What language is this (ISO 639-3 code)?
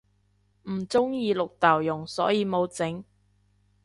yue